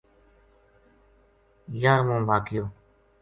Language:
Gujari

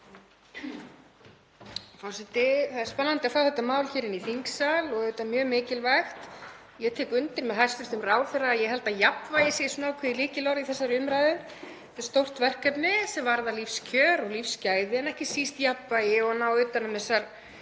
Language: Icelandic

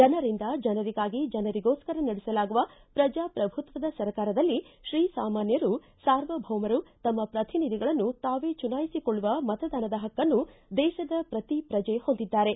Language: Kannada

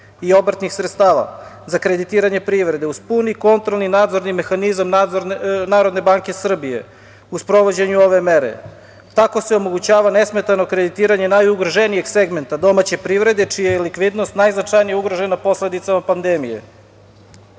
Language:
Serbian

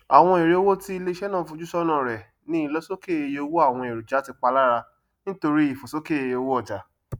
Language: Yoruba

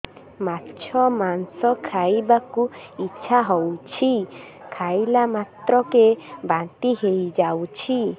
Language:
Odia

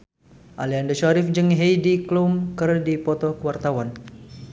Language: Sundanese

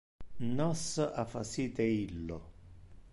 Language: Interlingua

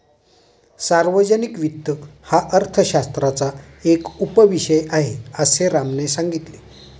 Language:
Marathi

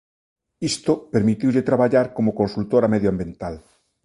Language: Galician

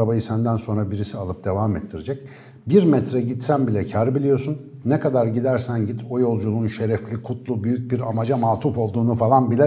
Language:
Turkish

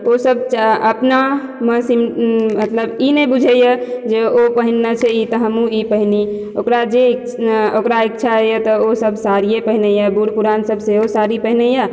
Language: Maithili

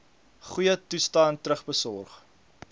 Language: Afrikaans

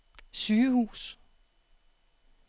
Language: Danish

